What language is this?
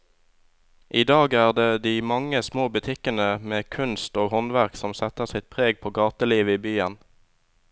Norwegian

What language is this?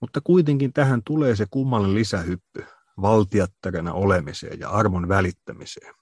Finnish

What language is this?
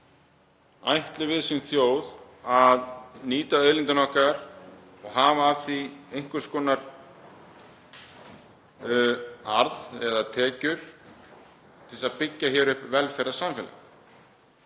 Icelandic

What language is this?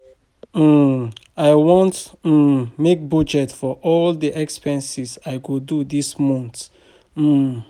Nigerian Pidgin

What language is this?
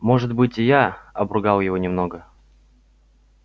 Russian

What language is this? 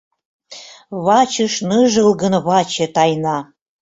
Mari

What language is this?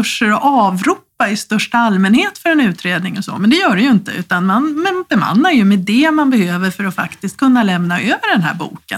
Swedish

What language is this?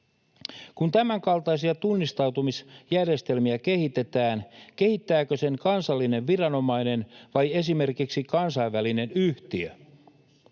Finnish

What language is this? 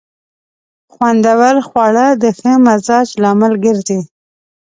Pashto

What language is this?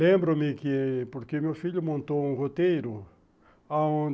Portuguese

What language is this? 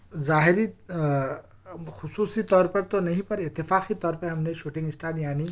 Urdu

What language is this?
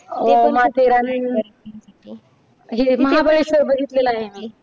Marathi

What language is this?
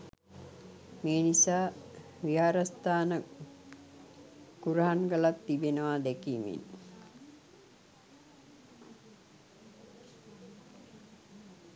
Sinhala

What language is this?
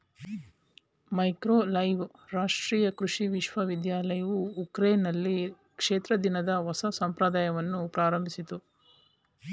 Kannada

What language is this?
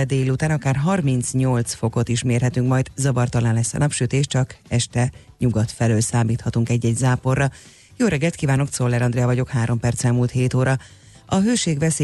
Hungarian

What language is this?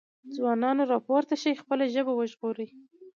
Pashto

